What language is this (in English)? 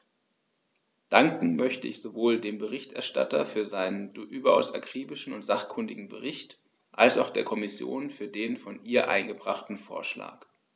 German